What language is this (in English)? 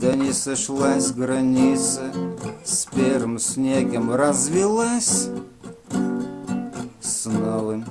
Russian